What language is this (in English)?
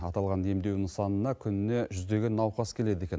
Kazakh